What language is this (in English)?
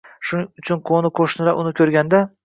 Uzbek